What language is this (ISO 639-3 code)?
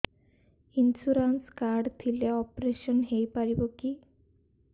ori